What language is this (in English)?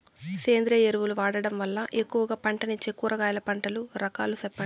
Telugu